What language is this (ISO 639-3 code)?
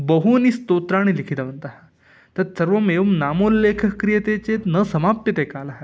san